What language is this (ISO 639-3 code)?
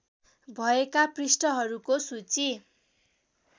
nep